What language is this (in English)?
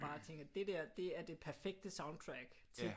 Danish